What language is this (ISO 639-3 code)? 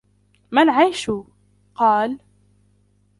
ara